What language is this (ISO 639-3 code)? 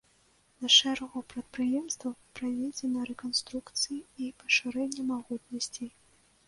bel